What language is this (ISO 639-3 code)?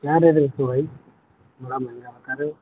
urd